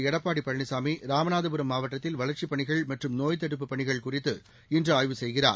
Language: Tamil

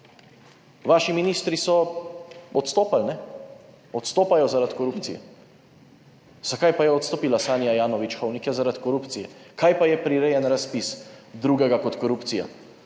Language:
Slovenian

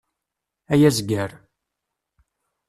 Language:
Kabyle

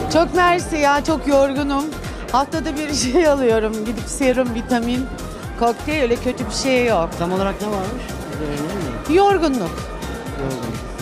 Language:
Turkish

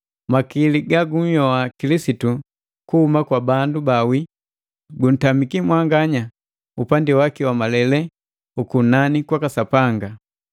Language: Matengo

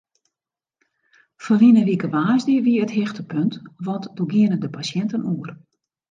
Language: Western Frisian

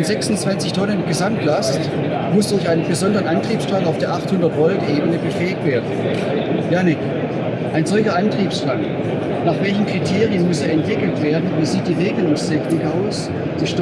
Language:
German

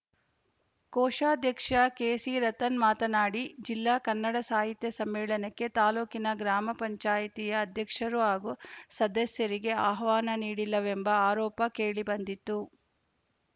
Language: Kannada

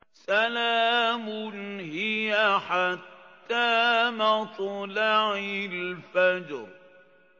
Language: Arabic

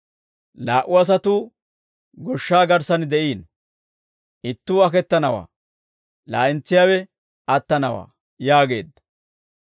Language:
Dawro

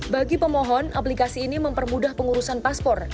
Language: Indonesian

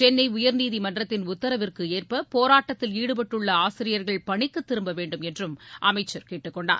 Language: Tamil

